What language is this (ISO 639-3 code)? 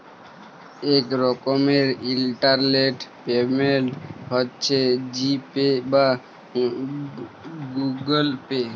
ben